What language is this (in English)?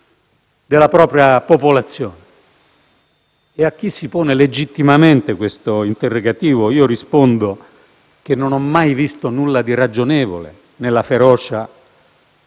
Italian